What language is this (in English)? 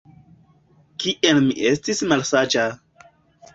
Esperanto